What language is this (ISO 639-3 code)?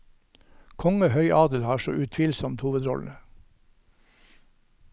nor